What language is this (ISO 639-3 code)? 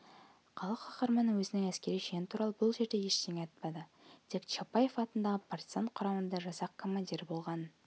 kaz